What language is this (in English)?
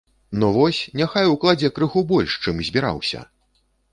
Belarusian